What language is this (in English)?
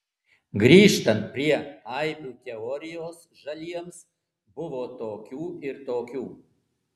Lithuanian